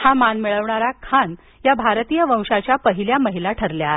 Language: Marathi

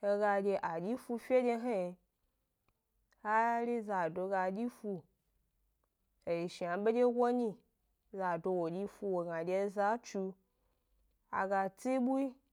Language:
Gbari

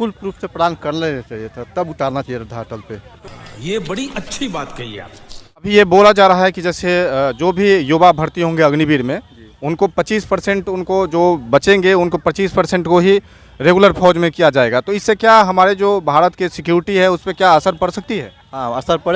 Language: Hindi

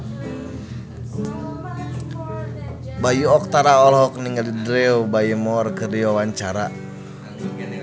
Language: Sundanese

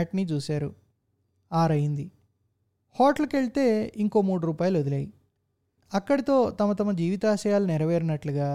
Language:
Telugu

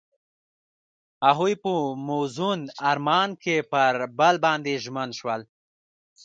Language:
Pashto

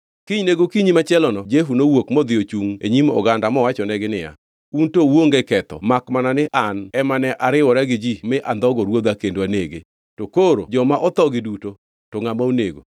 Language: Luo (Kenya and Tanzania)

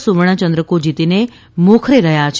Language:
Gujarati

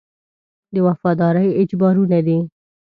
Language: Pashto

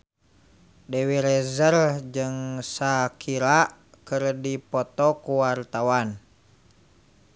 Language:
Sundanese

